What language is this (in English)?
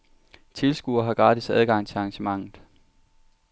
Danish